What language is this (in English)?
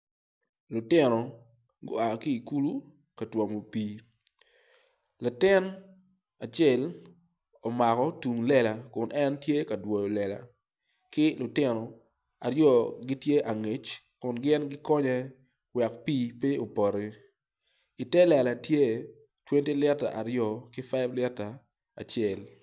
Acoli